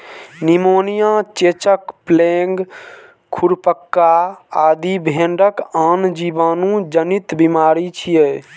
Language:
Maithili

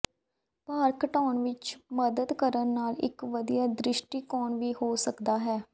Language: Punjabi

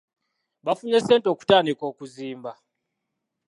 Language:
Ganda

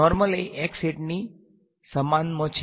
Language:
Gujarati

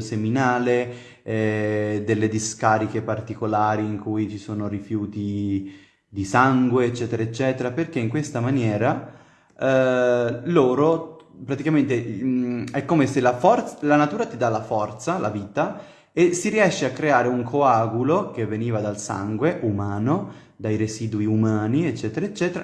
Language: Italian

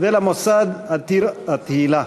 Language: Hebrew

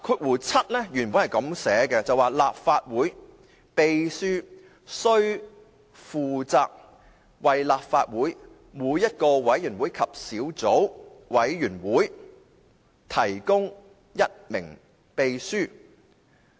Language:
Cantonese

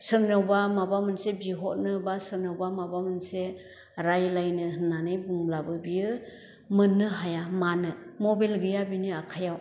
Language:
Bodo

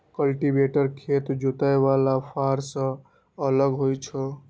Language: Maithili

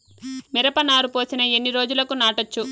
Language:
Telugu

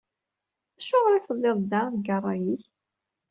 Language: Kabyle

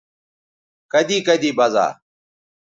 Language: Bateri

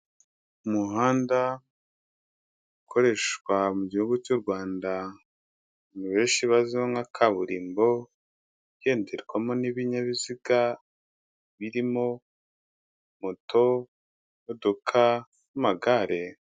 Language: Kinyarwanda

